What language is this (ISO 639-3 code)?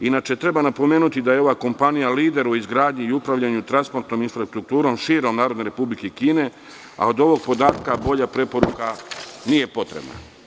srp